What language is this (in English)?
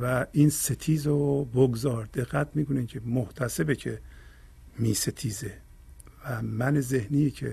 Persian